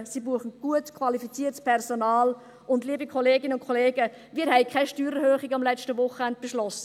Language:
Swiss German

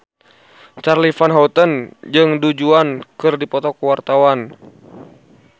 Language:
Sundanese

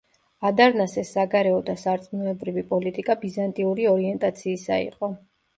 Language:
Georgian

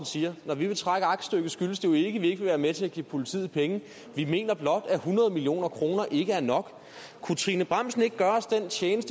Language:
Danish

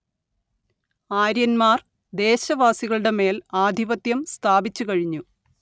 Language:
Malayalam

